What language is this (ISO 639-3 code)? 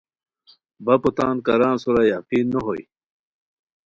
khw